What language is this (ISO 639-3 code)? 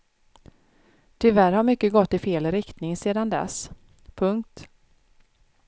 swe